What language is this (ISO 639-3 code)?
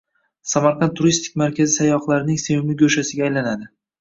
uzb